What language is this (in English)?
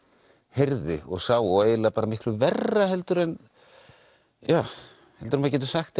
Icelandic